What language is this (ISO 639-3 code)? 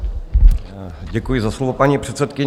ces